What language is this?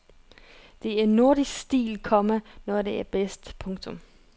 Danish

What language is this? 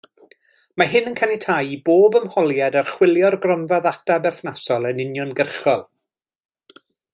Welsh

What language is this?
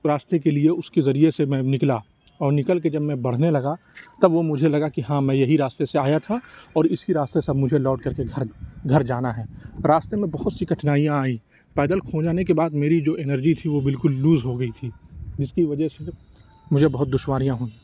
Urdu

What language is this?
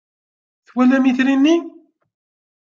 Kabyle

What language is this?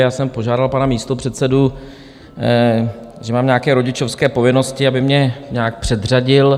Czech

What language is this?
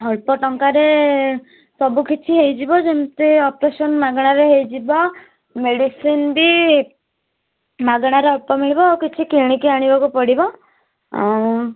Odia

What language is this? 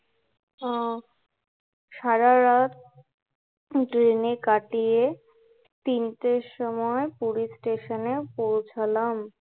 Bangla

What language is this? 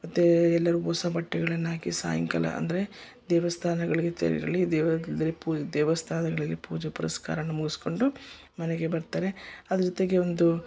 Kannada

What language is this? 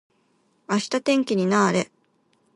Japanese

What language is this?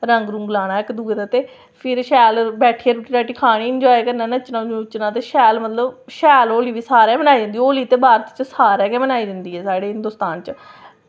Dogri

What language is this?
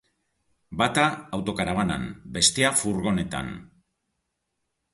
Basque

